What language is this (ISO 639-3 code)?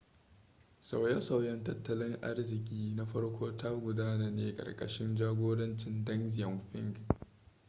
hau